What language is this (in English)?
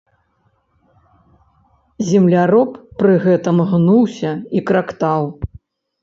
Belarusian